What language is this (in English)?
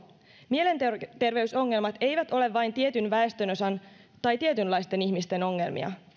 Finnish